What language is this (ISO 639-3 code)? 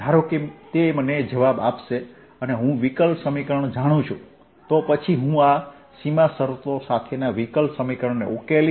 guj